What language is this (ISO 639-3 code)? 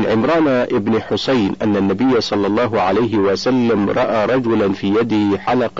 ara